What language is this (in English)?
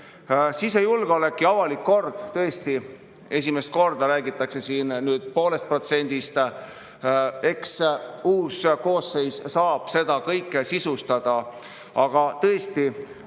Estonian